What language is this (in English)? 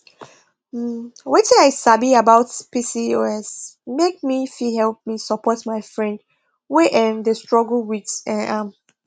Nigerian Pidgin